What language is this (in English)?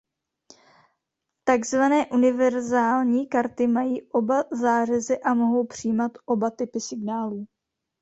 Czech